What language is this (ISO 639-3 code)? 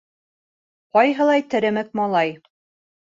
bak